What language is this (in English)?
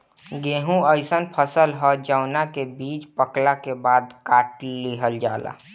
Bhojpuri